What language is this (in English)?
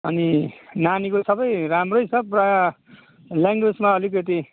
Nepali